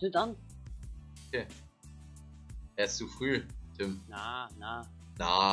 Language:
German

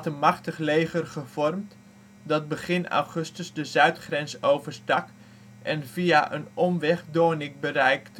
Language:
Dutch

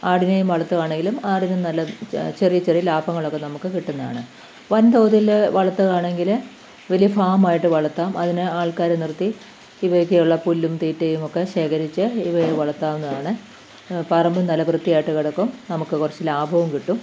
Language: Malayalam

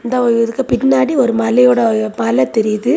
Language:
Tamil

